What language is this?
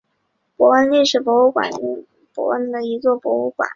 Chinese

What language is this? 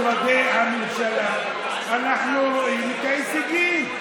Hebrew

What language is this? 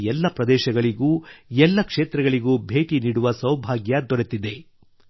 Kannada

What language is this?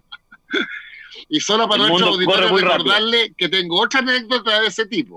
Spanish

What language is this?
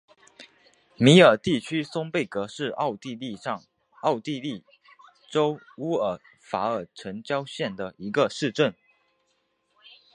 Chinese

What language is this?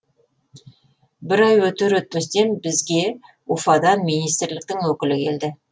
Kazakh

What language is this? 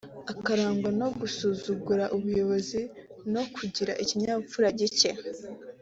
Kinyarwanda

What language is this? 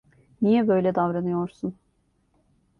Turkish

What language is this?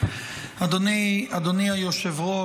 Hebrew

